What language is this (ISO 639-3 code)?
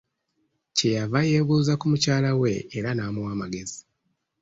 lug